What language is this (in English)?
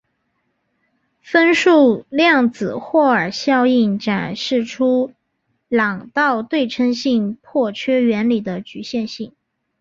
Chinese